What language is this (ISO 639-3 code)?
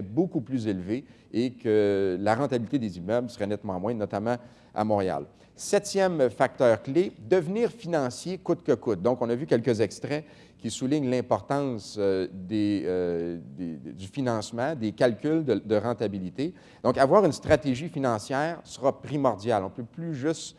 fra